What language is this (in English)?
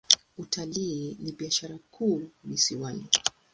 Swahili